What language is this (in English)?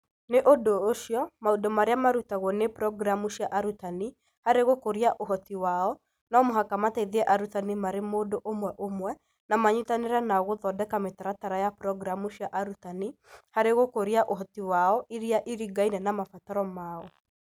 Kikuyu